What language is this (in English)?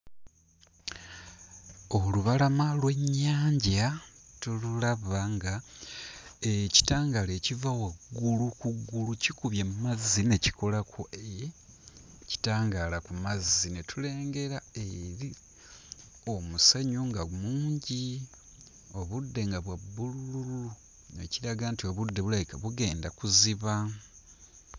Ganda